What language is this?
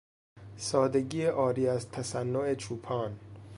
Persian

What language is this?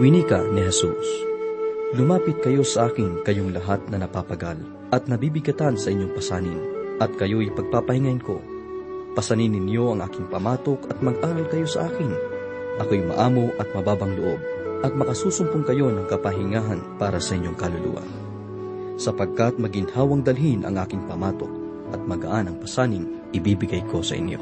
Filipino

